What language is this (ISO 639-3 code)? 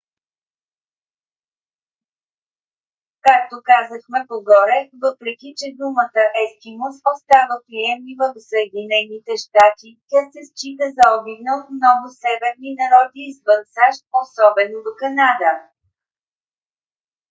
bul